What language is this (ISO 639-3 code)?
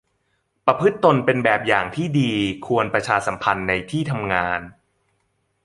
tha